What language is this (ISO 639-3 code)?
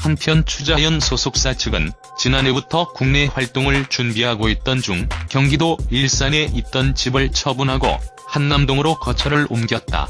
kor